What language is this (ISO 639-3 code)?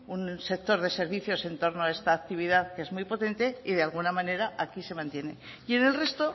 spa